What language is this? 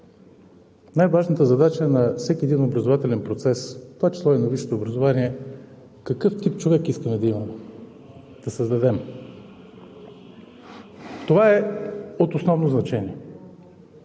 Bulgarian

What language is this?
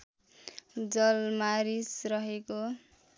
Nepali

